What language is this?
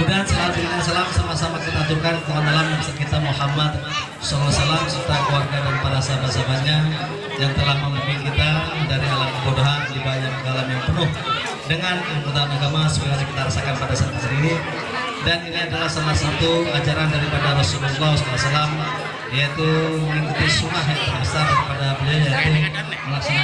Indonesian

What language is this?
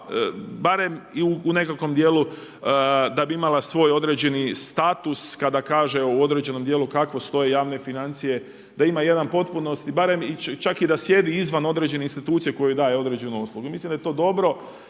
Croatian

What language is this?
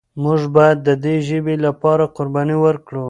Pashto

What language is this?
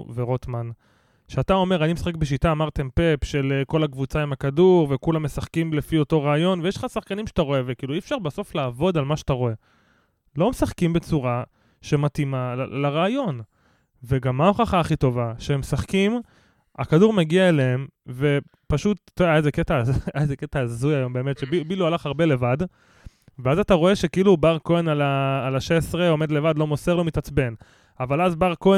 Hebrew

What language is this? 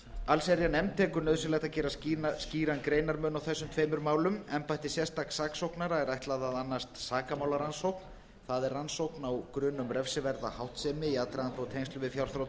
Icelandic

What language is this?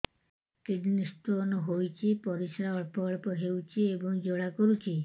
Odia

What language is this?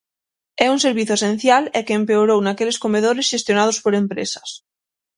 Galician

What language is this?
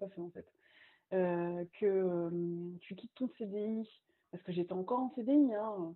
French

